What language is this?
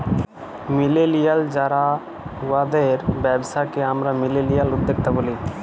Bangla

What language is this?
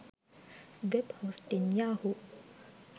Sinhala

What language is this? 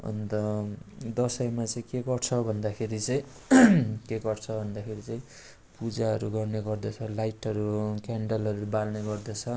Nepali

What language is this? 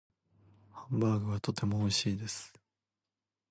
Japanese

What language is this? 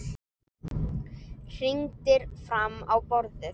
Icelandic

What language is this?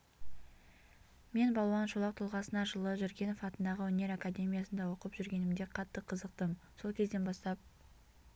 Kazakh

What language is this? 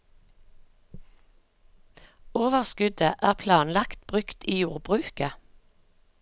Norwegian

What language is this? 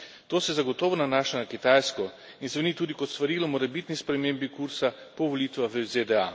Slovenian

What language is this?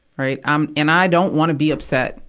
English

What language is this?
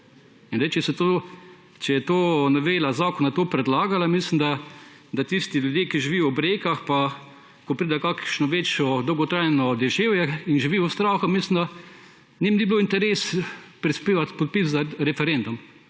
Slovenian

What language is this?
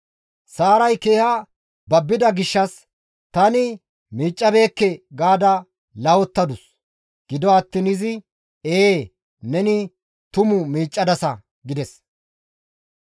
Gamo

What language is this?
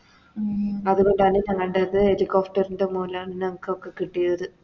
Malayalam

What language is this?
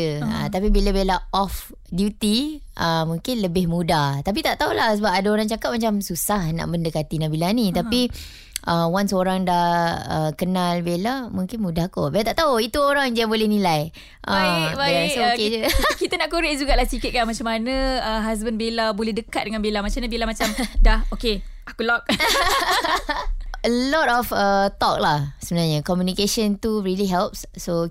Malay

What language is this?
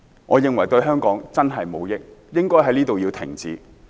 Cantonese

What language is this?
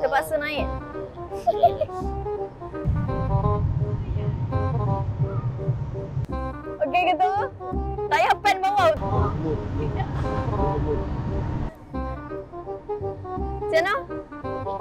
Malay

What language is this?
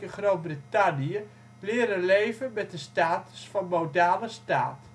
Dutch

